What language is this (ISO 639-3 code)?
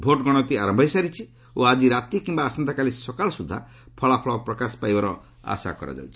ori